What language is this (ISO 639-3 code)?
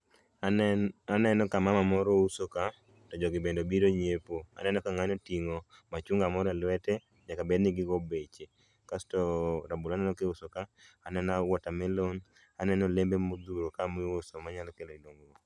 luo